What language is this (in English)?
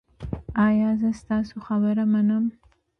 Pashto